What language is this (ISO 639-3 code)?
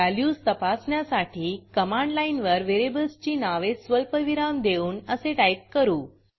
mar